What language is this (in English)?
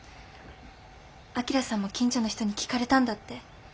Japanese